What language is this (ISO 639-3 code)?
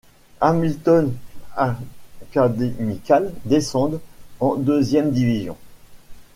fra